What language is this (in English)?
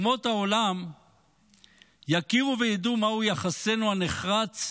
Hebrew